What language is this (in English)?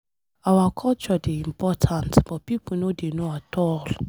Nigerian Pidgin